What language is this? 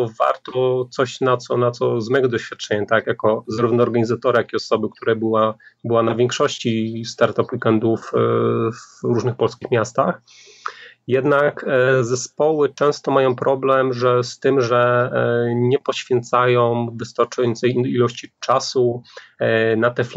Polish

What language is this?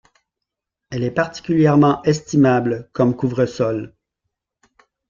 French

